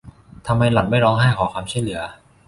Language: Thai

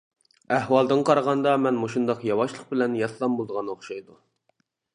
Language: Uyghur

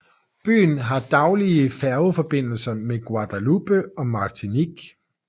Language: Danish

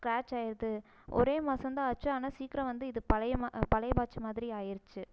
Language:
Tamil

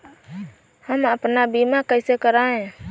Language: Hindi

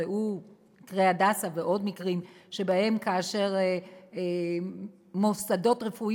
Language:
Hebrew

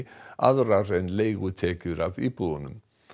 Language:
Icelandic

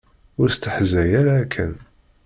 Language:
Kabyle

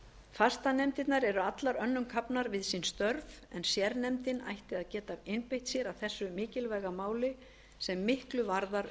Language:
Icelandic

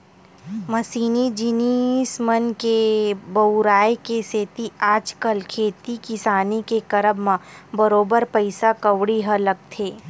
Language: Chhattisgarhi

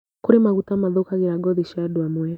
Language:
Kikuyu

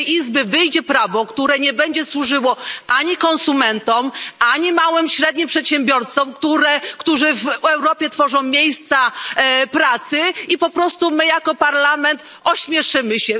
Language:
Polish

